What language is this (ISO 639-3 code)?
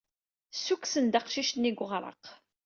kab